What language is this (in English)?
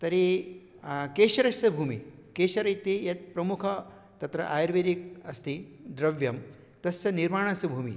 Sanskrit